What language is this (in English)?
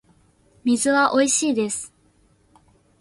Japanese